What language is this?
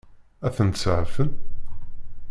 Kabyle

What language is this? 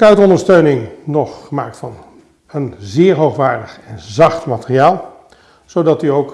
Dutch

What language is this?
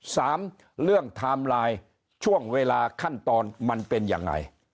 Thai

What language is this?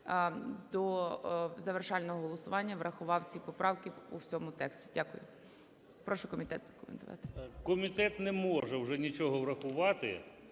Ukrainian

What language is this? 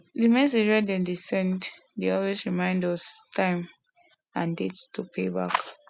Nigerian Pidgin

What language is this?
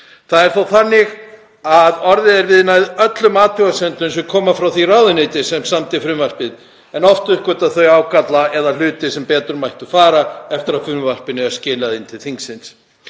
Icelandic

